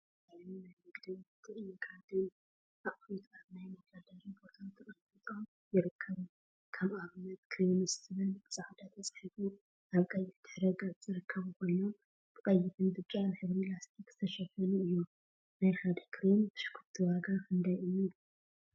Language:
Tigrinya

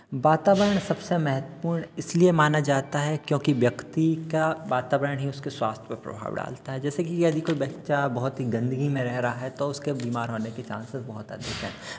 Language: Hindi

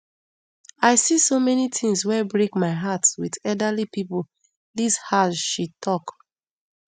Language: Nigerian Pidgin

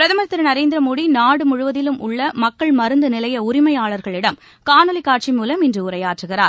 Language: Tamil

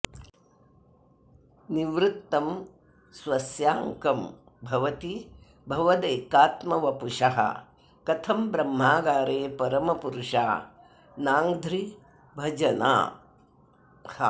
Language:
Sanskrit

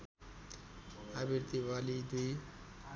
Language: Nepali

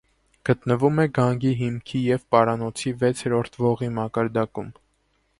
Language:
Armenian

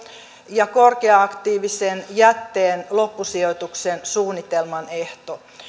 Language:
Finnish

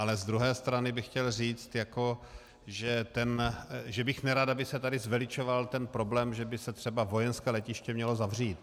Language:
Czech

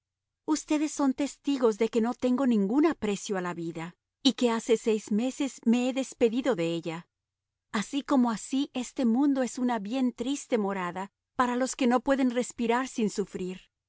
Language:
Spanish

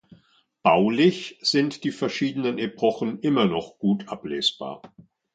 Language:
German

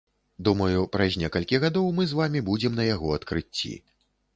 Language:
Belarusian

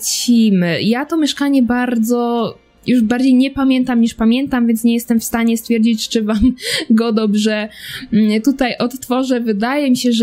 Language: Polish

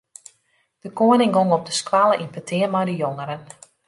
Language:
Western Frisian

